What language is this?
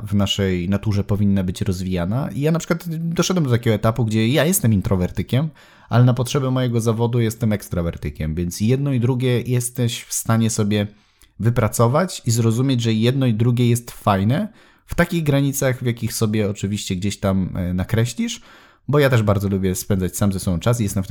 Polish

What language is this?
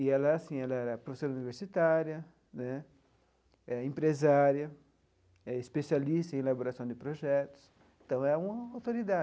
Portuguese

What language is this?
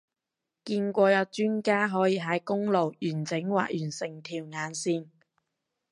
Cantonese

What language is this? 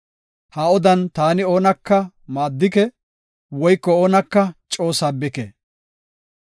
Gofa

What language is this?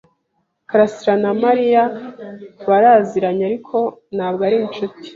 Kinyarwanda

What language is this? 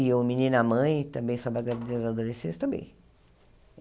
Portuguese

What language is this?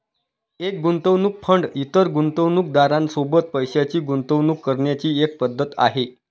Marathi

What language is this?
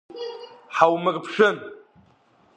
Abkhazian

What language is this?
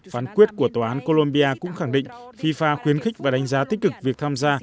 Vietnamese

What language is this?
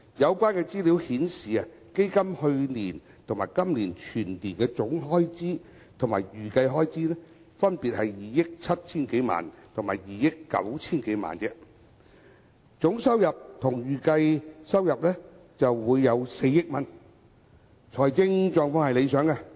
Cantonese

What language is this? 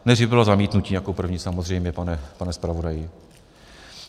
Czech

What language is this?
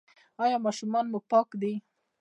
Pashto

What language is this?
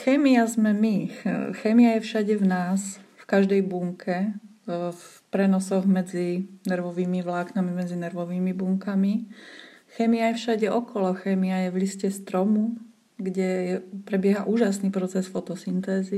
Slovak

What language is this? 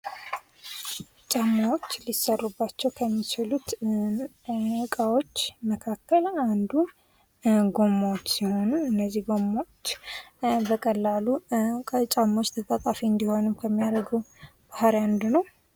Amharic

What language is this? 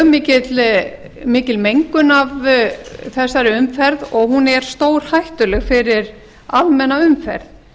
Icelandic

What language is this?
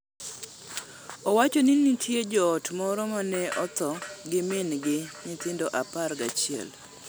Luo (Kenya and Tanzania)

